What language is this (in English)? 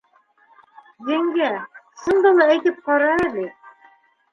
Bashkir